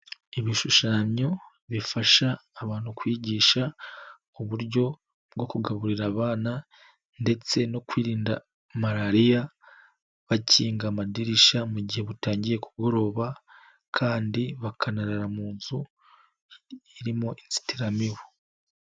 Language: Kinyarwanda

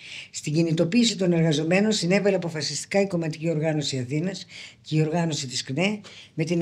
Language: Greek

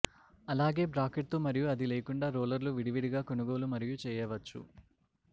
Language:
Telugu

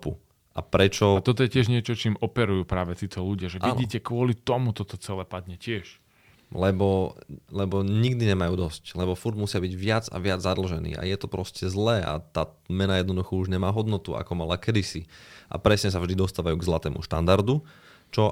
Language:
Slovak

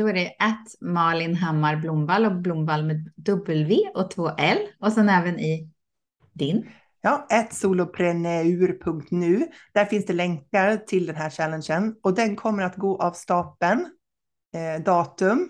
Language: Swedish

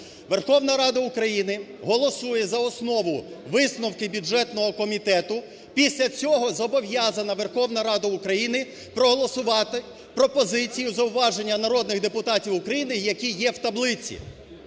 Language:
Ukrainian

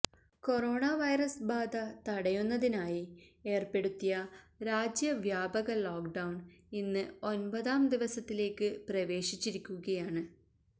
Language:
Malayalam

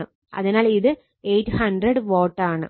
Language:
Malayalam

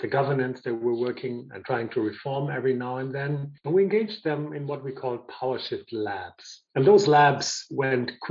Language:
English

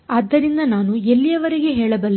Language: Kannada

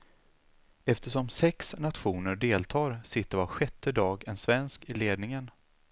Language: Swedish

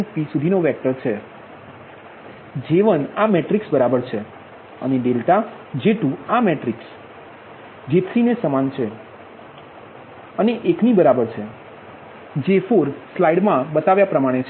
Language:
Gujarati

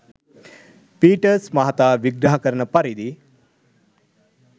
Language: Sinhala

